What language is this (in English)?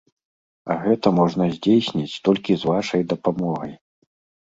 Belarusian